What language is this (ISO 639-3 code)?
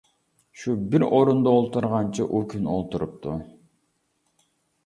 uig